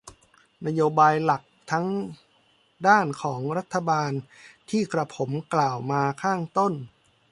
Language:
Thai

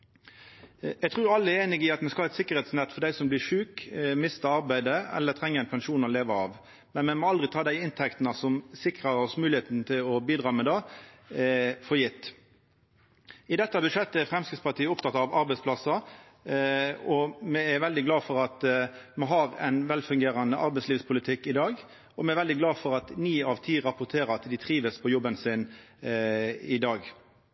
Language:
Norwegian Nynorsk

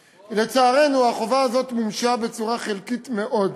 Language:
Hebrew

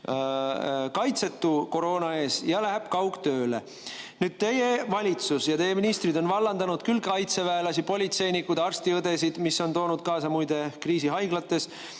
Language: Estonian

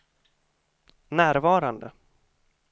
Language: Swedish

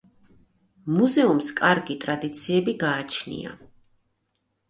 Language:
Georgian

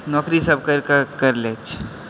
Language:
Maithili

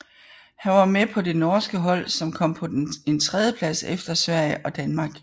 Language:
Danish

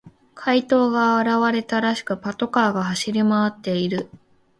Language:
Japanese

